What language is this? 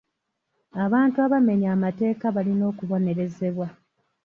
Ganda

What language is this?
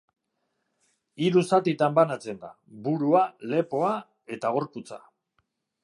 Basque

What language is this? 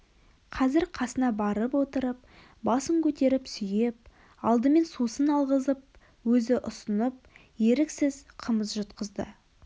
Kazakh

